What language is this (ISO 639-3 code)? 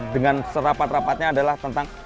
ind